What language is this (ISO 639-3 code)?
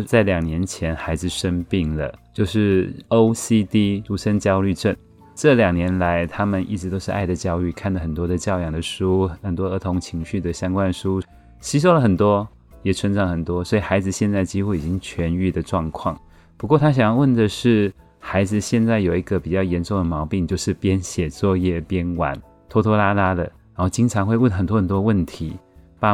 zho